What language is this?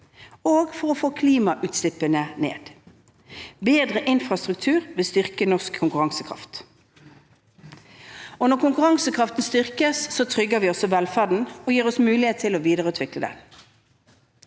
Norwegian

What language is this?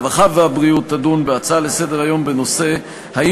Hebrew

